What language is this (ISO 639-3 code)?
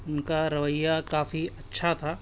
urd